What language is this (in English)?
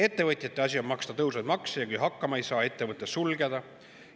Estonian